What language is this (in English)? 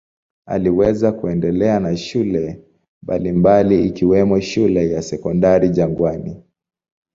Swahili